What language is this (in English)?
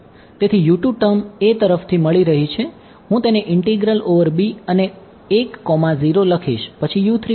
Gujarati